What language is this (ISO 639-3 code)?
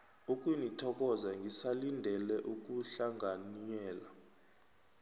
nbl